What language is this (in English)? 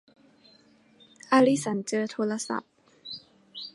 Thai